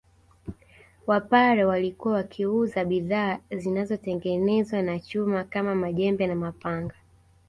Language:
Swahili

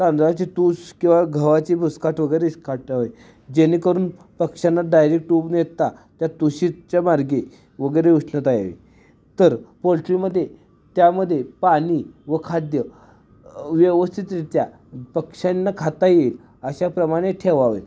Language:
Marathi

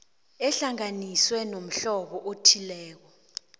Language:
South Ndebele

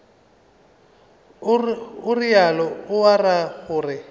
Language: Northern Sotho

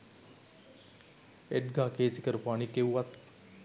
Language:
Sinhala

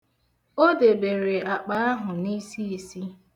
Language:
Igbo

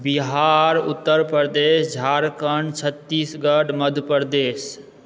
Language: Maithili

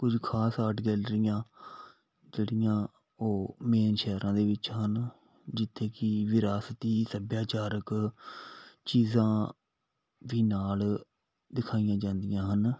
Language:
Punjabi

